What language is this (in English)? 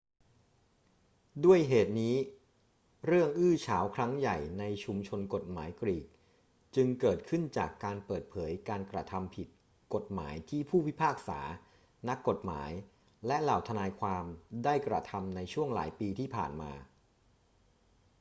Thai